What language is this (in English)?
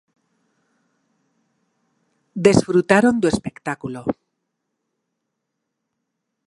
Galician